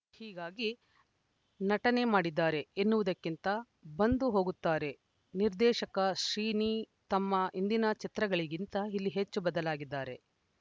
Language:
Kannada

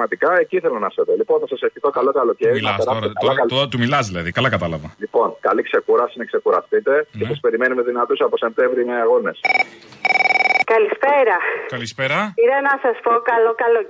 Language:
Greek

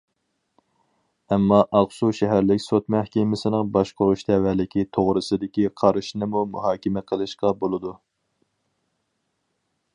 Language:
Uyghur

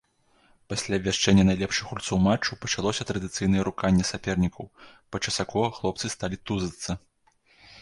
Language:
Belarusian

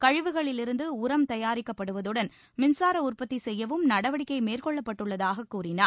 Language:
Tamil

